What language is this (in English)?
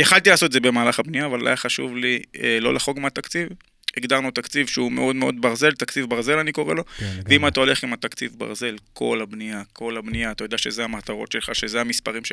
Hebrew